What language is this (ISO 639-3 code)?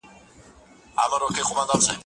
pus